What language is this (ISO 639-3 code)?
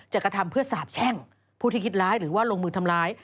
tha